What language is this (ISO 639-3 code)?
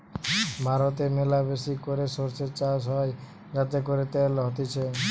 ben